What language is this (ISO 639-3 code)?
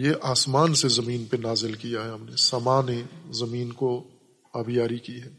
urd